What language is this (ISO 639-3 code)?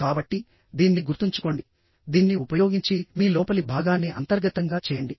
tel